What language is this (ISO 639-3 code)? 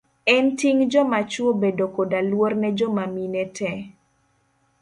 luo